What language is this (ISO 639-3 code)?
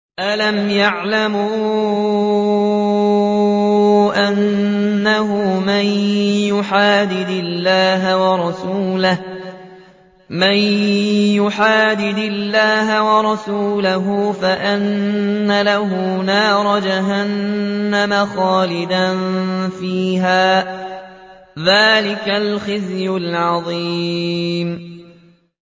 ara